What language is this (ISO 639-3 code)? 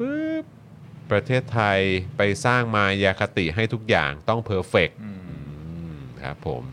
tha